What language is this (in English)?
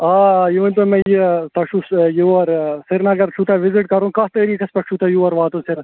Kashmiri